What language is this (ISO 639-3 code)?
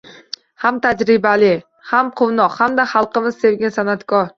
uzb